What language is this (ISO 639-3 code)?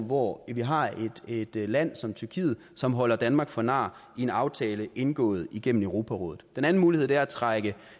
dan